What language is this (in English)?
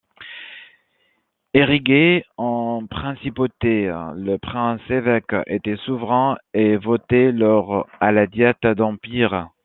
French